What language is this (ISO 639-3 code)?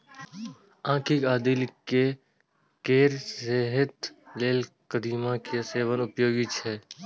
mai